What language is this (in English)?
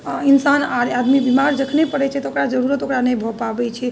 Maithili